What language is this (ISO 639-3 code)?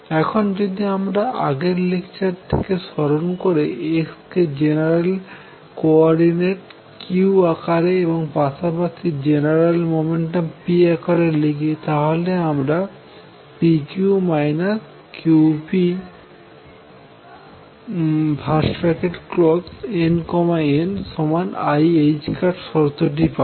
ben